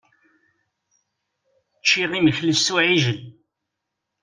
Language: Kabyle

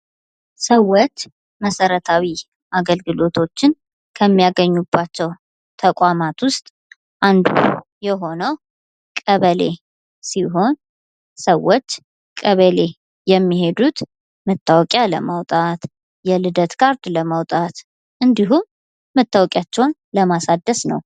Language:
Amharic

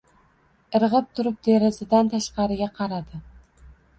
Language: Uzbek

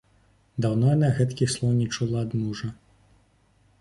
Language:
Belarusian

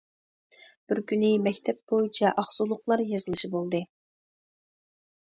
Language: Uyghur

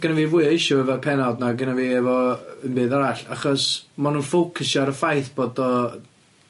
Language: Welsh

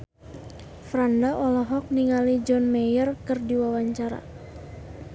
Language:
Sundanese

